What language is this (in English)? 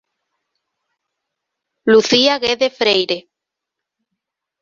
Galician